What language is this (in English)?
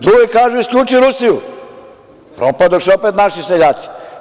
Serbian